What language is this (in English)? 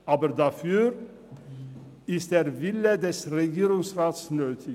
Swiss German